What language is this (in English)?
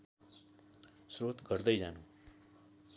Nepali